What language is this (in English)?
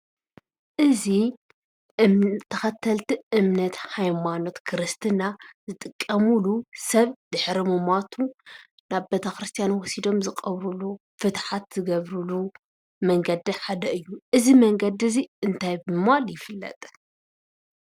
Tigrinya